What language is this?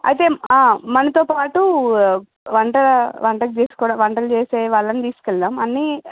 Telugu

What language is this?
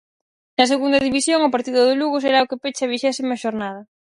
Galician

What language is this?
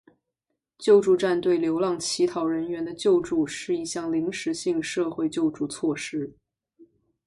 Chinese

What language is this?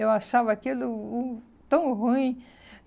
Portuguese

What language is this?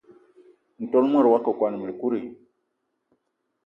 Eton (Cameroon)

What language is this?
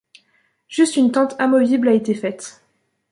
French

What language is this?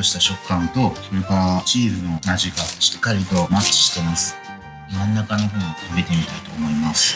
Japanese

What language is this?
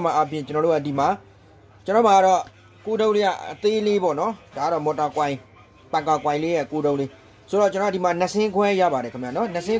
Hindi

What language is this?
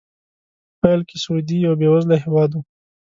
Pashto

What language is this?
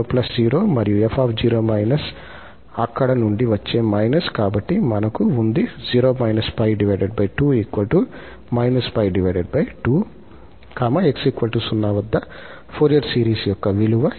Telugu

